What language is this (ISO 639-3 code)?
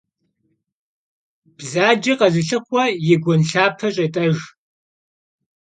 kbd